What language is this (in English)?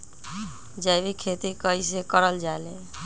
Magahi